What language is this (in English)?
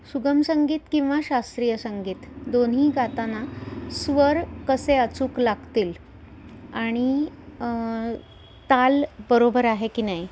Marathi